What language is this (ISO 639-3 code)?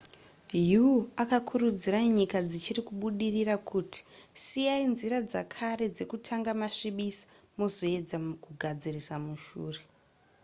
sna